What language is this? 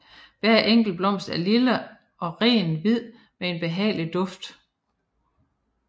Danish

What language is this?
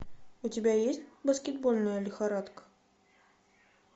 Russian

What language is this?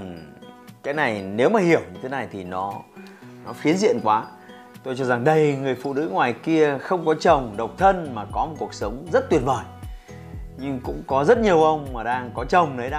Vietnamese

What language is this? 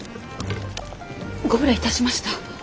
Japanese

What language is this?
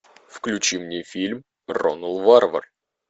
Russian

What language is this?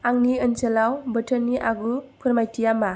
Bodo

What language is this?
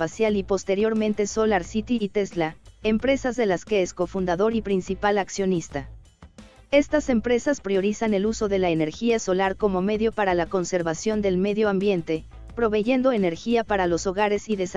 Spanish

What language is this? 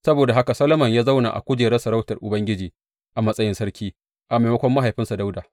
Hausa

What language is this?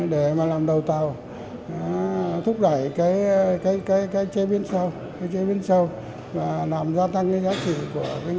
Vietnamese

